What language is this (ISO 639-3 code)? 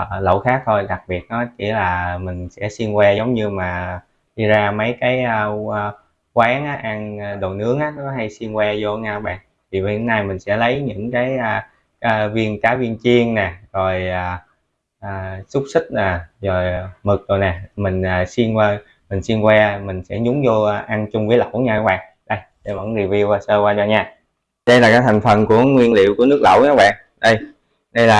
vie